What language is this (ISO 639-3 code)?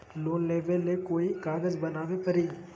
mag